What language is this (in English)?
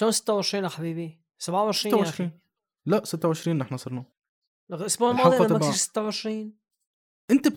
Arabic